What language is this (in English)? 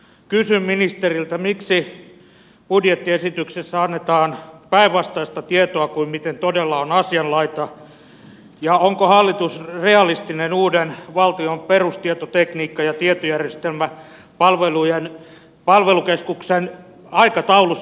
Finnish